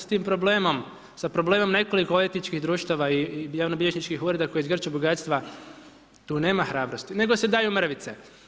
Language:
Croatian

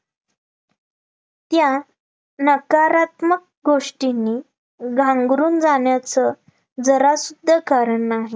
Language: Marathi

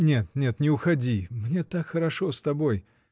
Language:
Russian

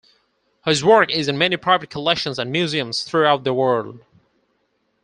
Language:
English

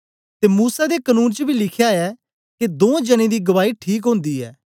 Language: Dogri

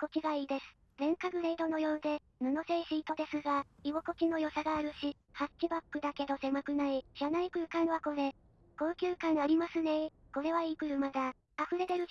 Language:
Japanese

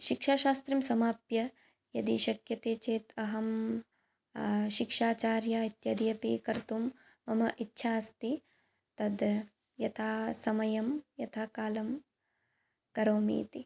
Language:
Sanskrit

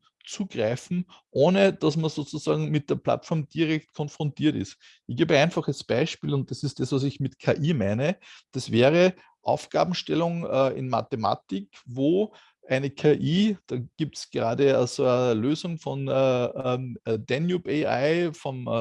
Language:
German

